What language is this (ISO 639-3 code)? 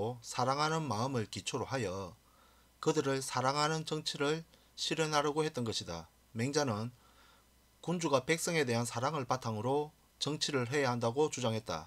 kor